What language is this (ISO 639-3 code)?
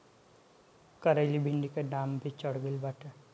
bho